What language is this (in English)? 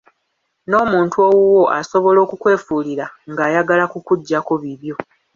Ganda